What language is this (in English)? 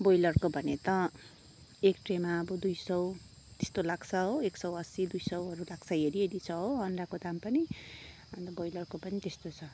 Nepali